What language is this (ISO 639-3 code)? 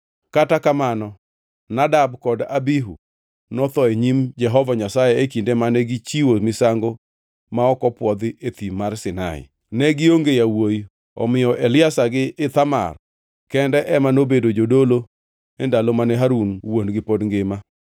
luo